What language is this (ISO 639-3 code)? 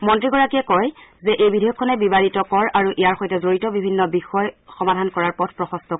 asm